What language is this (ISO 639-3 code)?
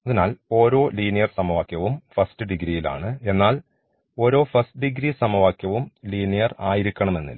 mal